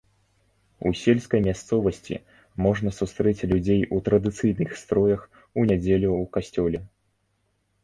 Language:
Belarusian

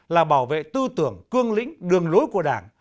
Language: Vietnamese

